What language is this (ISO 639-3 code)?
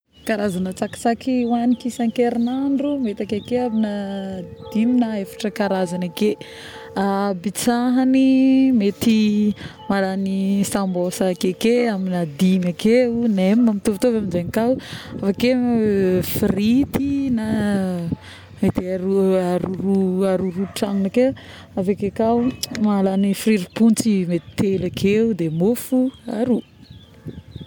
bmm